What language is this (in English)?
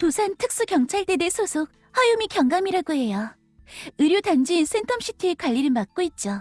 Korean